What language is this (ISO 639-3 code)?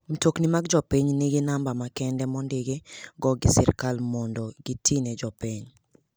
luo